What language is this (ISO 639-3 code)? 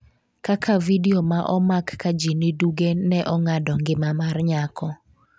luo